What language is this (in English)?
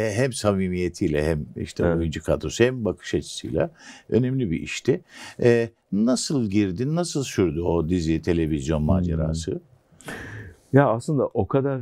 Turkish